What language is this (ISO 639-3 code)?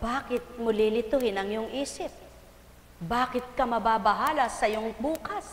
fil